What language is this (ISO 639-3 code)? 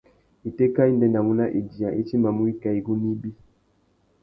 bag